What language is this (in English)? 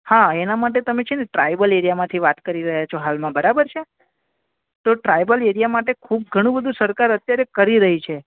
Gujarati